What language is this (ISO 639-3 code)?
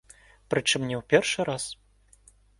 bel